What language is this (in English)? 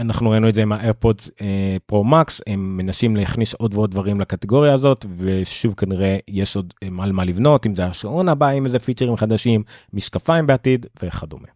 Hebrew